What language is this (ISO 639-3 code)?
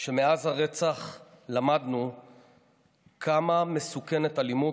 heb